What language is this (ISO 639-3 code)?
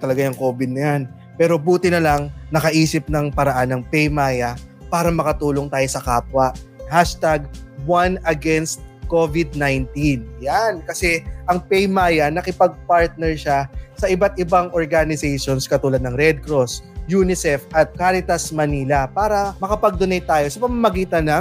fil